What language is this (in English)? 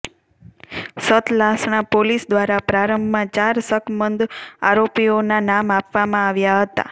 Gujarati